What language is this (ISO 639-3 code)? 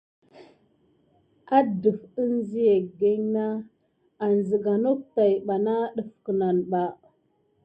gid